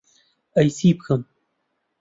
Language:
Central Kurdish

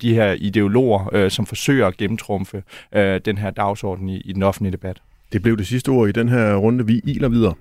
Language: Danish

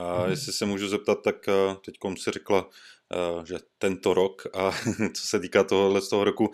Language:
Czech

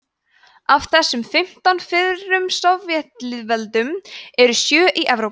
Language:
Icelandic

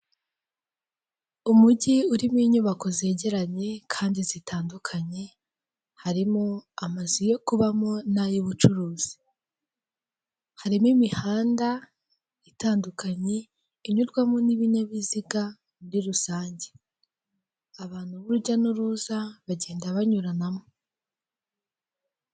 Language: Kinyarwanda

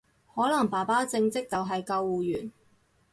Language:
Cantonese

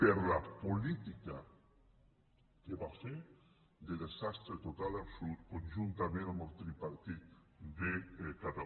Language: Catalan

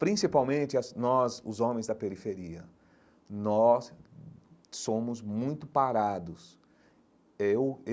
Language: Portuguese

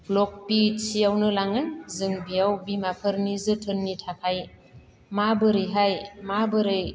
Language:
Bodo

